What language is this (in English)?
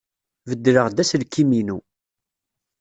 Kabyle